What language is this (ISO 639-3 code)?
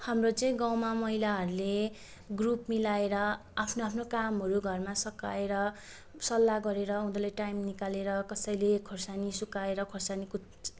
nep